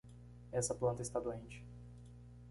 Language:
Portuguese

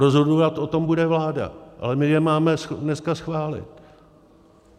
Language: Czech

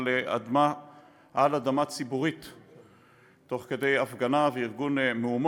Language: Hebrew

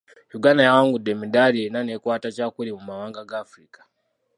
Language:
Ganda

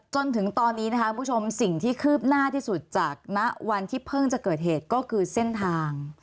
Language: Thai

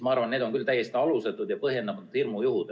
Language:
Estonian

